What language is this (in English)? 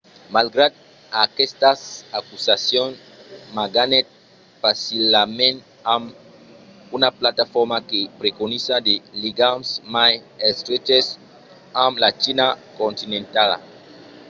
Occitan